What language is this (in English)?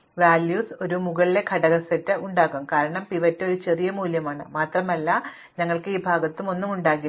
Malayalam